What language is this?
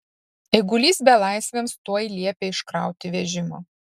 Lithuanian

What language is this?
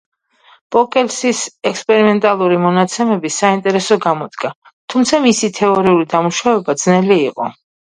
Georgian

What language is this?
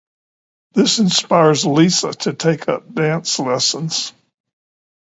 English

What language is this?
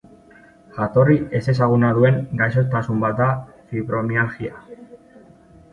Basque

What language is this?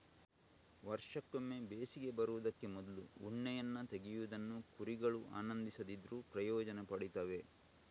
Kannada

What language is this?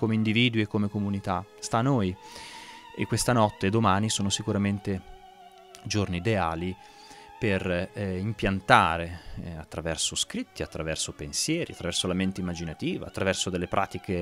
Italian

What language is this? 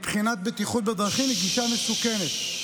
Hebrew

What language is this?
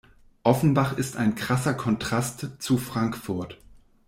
German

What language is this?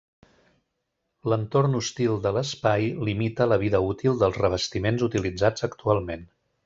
Catalan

